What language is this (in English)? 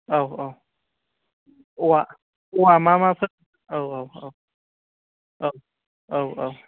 Bodo